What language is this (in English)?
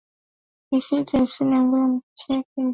Swahili